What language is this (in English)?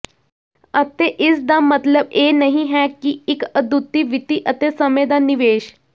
Punjabi